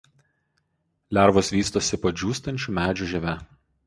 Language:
Lithuanian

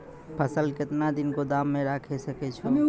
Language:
Maithili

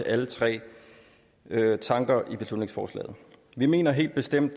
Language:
Danish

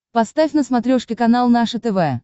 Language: Russian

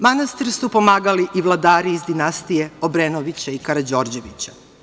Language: Serbian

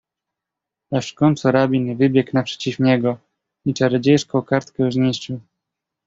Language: Polish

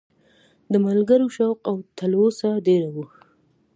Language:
Pashto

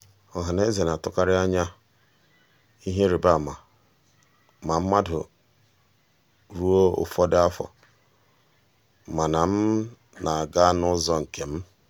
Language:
Igbo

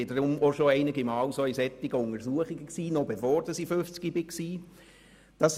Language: Swiss German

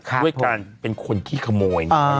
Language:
Thai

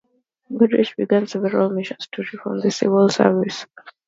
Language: English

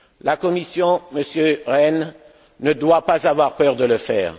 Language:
French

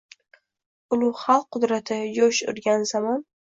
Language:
Uzbek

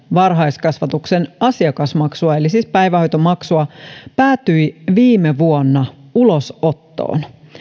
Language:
Finnish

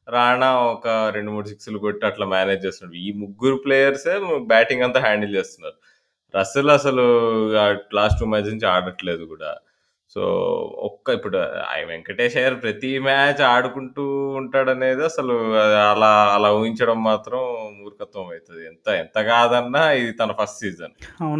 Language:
Telugu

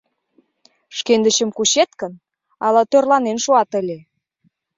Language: Mari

